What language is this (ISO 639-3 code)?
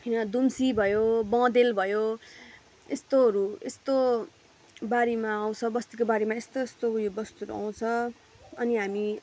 nep